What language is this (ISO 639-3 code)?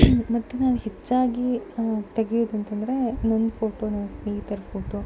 kan